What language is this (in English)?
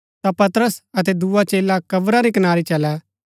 Gaddi